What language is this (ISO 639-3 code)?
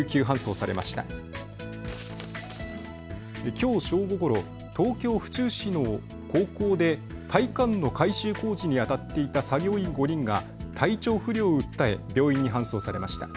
jpn